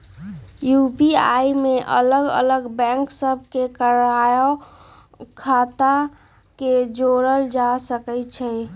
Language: Magahi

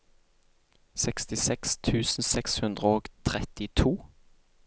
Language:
Norwegian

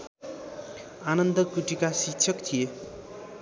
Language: Nepali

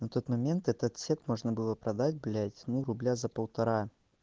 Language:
Russian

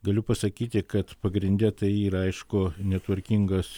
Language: Lithuanian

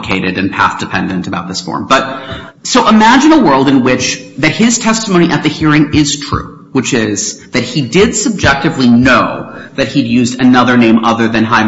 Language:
English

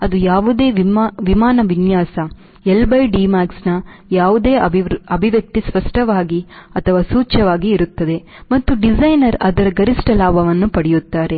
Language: Kannada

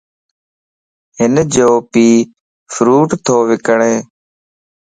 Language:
Lasi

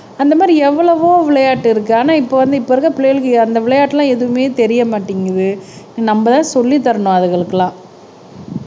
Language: Tamil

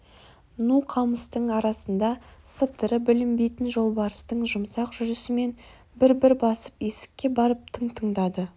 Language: Kazakh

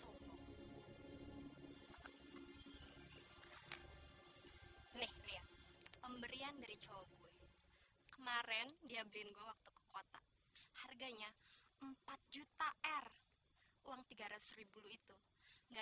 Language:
Indonesian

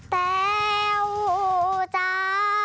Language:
Thai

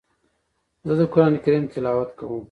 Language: Pashto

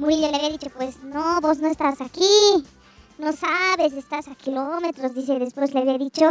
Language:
Spanish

